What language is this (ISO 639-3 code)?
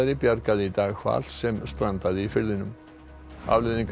isl